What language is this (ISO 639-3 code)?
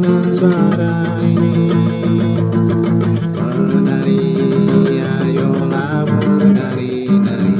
ind